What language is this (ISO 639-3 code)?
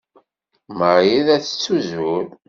kab